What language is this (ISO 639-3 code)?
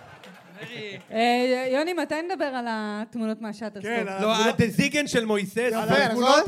heb